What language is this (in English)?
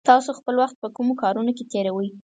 Pashto